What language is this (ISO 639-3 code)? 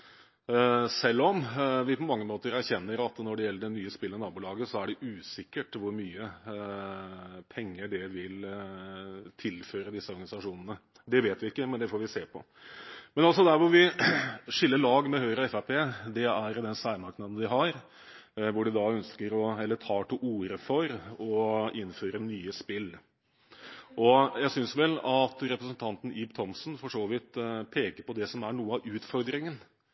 nob